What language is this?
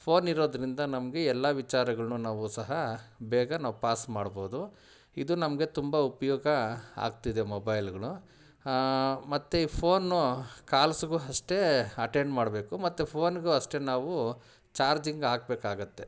Kannada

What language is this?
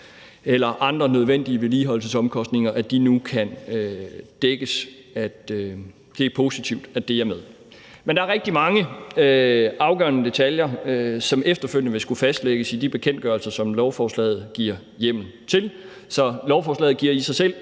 Danish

